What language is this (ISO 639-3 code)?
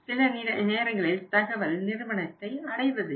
tam